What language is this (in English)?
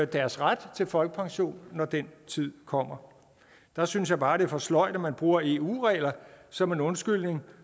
Danish